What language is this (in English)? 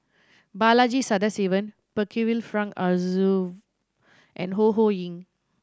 English